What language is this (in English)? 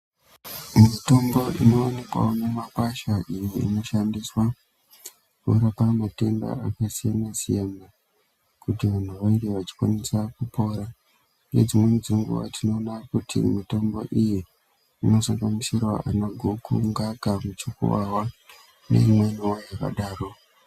Ndau